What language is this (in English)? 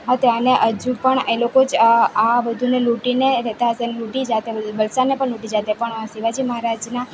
Gujarati